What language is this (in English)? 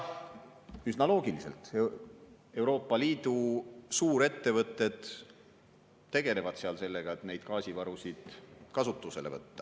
Estonian